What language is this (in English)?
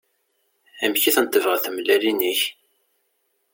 Kabyle